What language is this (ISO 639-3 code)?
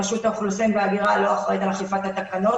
heb